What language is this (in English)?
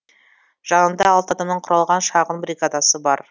Kazakh